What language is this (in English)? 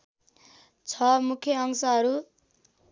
Nepali